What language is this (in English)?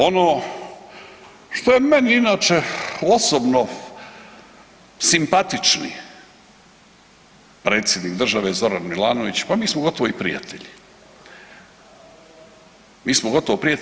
Croatian